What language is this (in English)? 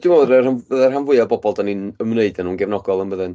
Welsh